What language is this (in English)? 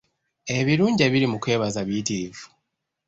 Ganda